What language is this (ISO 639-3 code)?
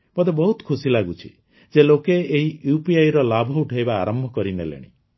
ori